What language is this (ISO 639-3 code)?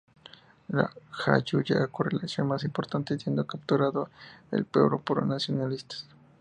spa